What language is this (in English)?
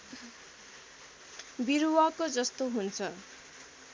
Nepali